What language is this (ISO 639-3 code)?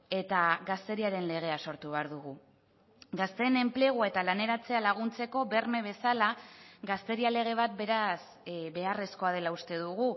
eus